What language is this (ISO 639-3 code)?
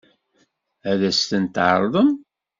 kab